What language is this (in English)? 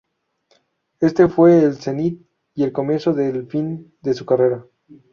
Spanish